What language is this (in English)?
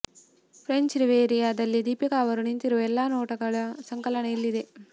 Kannada